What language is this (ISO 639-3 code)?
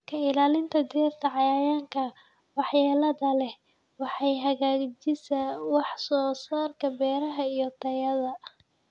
som